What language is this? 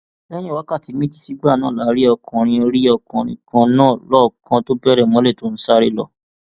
Yoruba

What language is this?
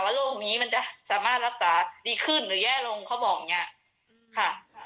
Thai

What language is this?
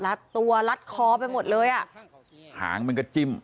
Thai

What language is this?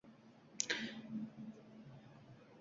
Uzbek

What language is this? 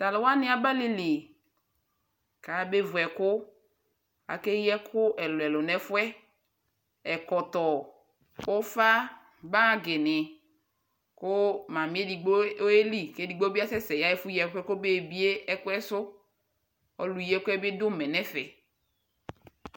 Ikposo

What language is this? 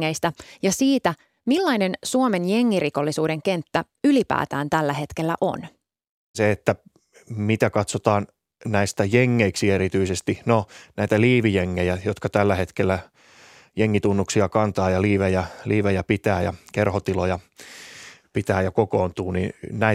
Finnish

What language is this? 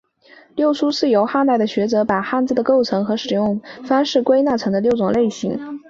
Chinese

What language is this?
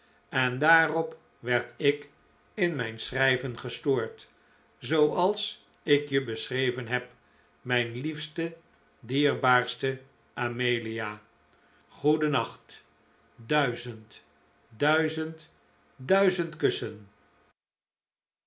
Dutch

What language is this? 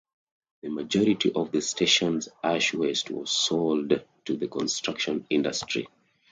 English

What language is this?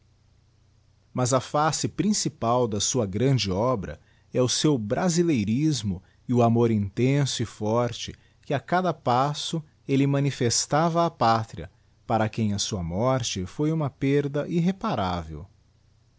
Portuguese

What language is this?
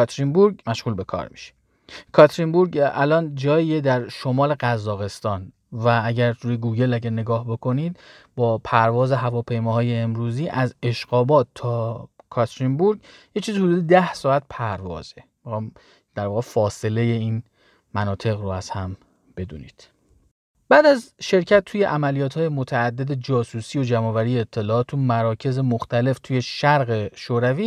Persian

